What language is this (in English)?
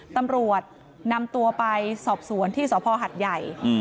Thai